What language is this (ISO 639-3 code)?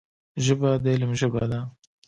pus